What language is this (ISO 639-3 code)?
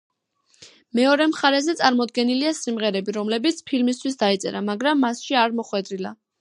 kat